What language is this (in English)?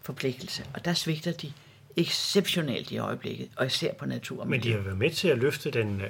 Danish